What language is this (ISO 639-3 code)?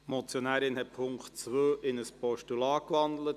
gsw